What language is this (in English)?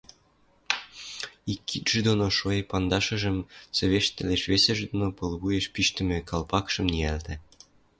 Western Mari